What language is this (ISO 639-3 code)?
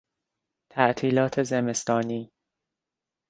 fas